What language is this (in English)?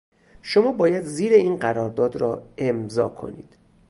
Persian